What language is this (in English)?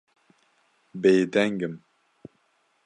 Kurdish